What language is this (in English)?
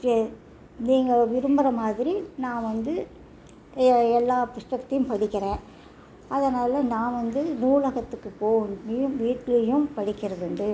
Tamil